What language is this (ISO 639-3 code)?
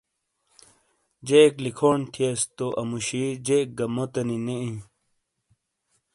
scl